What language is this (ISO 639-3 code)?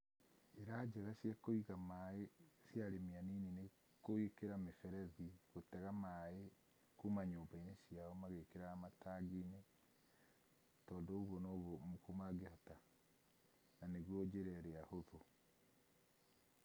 kik